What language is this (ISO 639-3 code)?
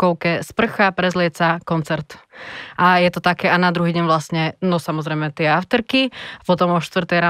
slk